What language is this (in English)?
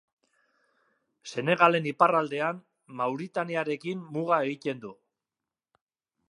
Basque